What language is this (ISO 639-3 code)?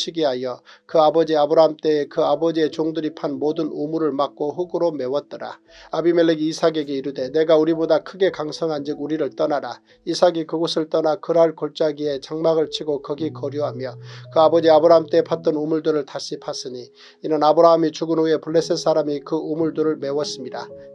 kor